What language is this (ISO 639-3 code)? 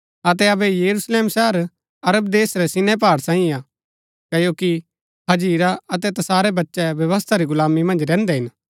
gbk